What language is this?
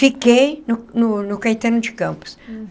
Portuguese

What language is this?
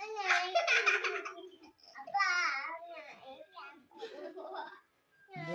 Indonesian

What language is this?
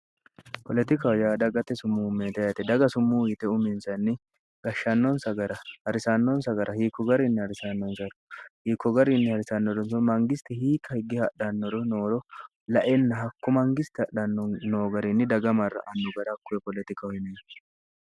Sidamo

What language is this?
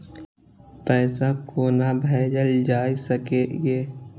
Maithili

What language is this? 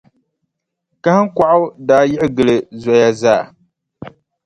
Dagbani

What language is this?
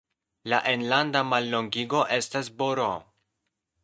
Esperanto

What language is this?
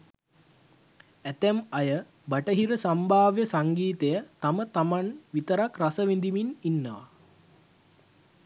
Sinhala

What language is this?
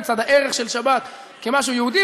Hebrew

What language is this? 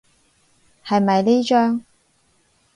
Cantonese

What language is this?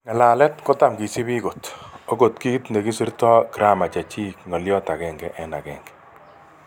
Kalenjin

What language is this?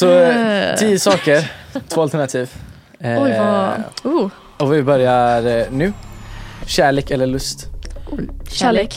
Swedish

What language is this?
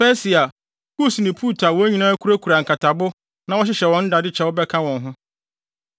Akan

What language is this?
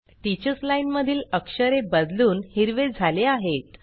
Marathi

